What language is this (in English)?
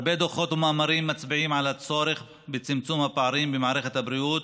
Hebrew